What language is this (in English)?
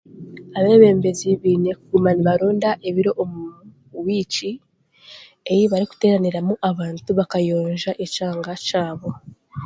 Chiga